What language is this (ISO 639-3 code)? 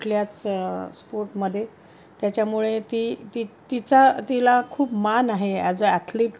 mar